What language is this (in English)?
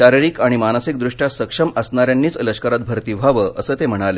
Marathi